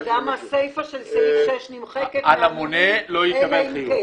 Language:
Hebrew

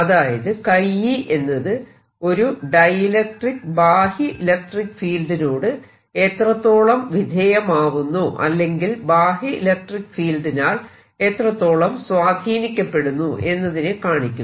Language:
Malayalam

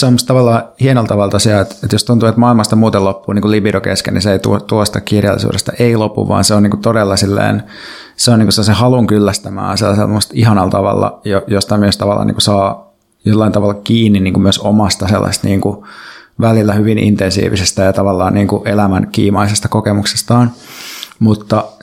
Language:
Finnish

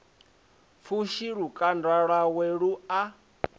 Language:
Venda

